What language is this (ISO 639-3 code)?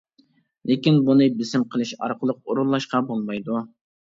uig